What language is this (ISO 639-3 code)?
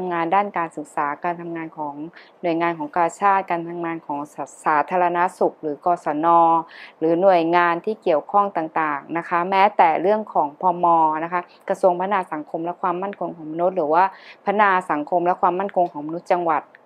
tha